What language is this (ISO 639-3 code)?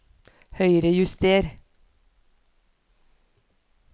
nor